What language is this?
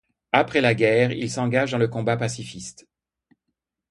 French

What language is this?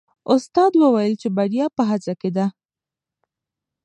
Pashto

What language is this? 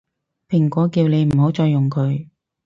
Cantonese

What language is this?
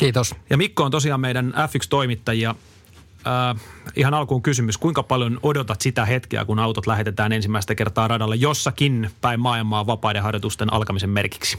Finnish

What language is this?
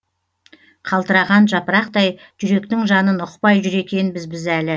Kazakh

